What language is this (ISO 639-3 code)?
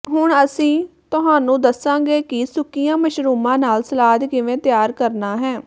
pan